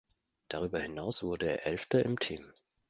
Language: German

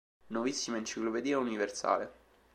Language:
Italian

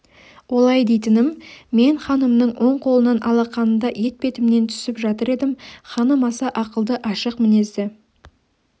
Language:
Kazakh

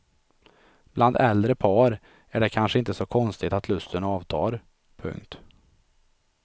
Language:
Swedish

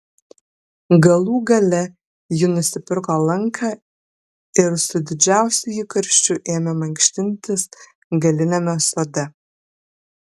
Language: Lithuanian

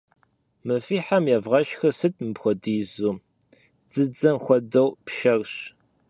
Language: Kabardian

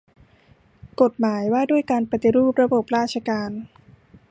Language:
Thai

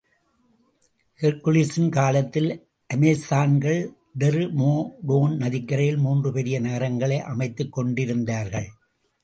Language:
Tamil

